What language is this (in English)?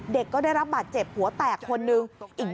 Thai